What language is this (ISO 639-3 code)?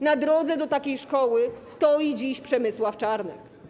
pol